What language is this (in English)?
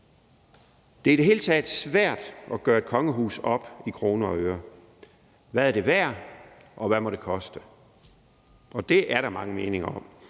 Danish